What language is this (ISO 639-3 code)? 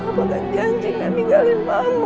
ind